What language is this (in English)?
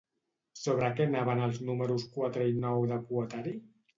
Catalan